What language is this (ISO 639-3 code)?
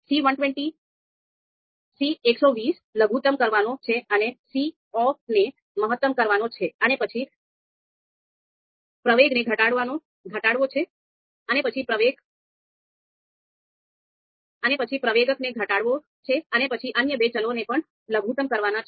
guj